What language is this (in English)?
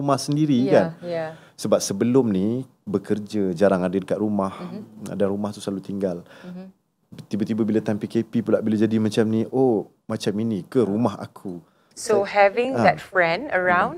Malay